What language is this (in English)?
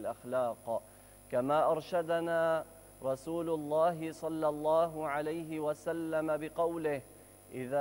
Arabic